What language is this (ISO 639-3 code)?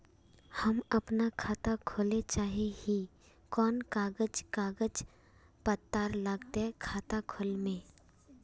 mag